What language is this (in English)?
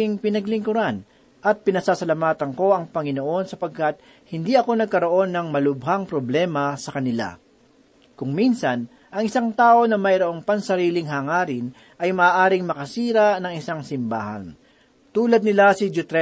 Filipino